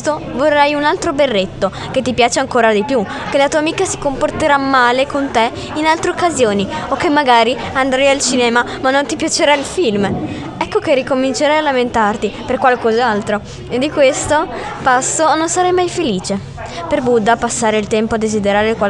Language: Italian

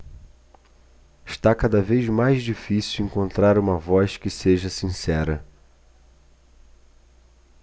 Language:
Portuguese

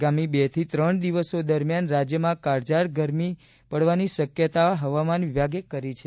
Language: Gujarati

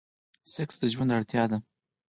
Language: Pashto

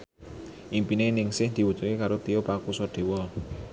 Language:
Javanese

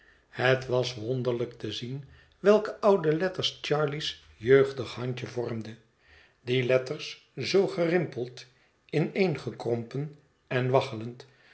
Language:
Dutch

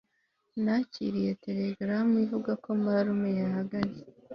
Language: Kinyarwanda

